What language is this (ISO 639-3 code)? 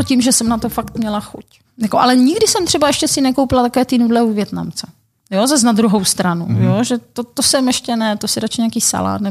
ces